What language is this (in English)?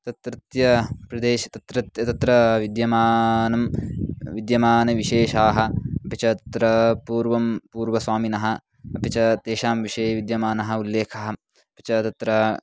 Sanskrit